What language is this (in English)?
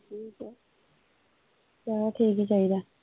Punjabi